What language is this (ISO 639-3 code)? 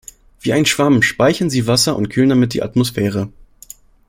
deu